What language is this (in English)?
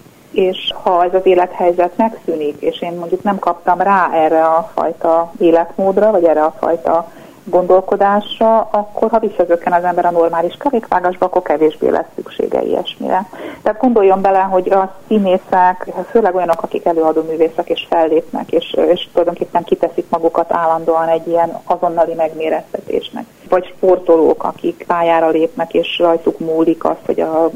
Hungarian